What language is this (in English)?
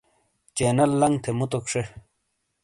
Shina